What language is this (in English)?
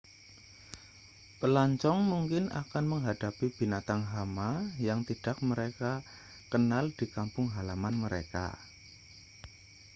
Indonesian